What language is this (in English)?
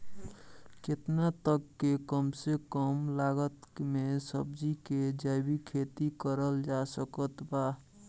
Bhojpuri